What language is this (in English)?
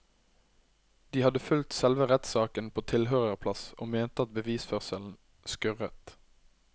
Norwegian